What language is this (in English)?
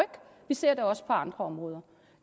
Danish